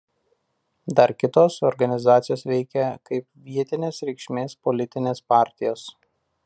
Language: Lithuanian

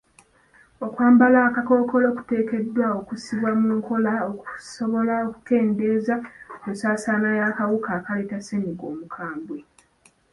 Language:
Ganda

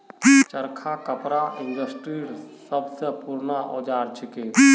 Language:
Magahi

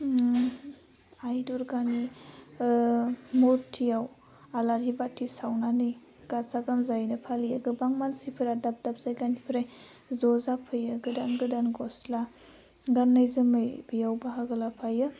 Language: Bodo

